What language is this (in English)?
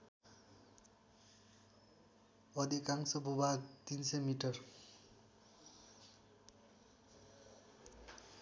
Nepali